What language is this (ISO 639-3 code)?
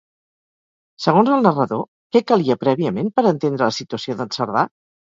cat